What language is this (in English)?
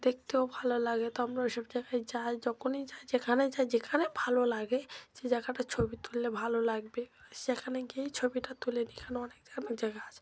Bangla